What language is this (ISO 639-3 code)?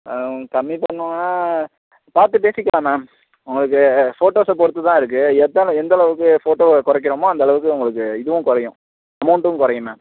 tam